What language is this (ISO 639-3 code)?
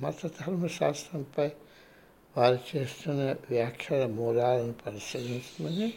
tel